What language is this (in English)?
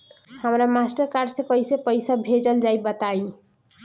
Bhojpuri